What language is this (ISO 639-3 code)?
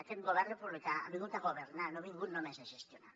cat